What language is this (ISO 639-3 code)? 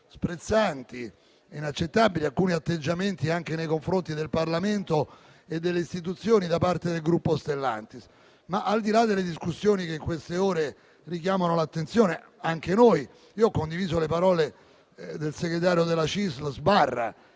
ita